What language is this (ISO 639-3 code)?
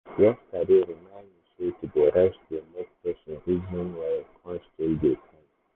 pcm